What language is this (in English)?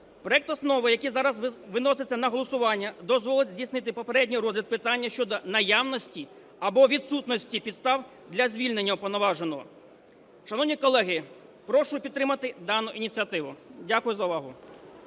Ukrainian